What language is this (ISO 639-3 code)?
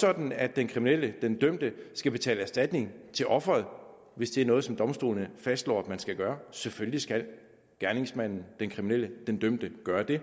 dan